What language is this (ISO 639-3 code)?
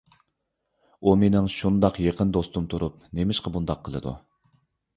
uig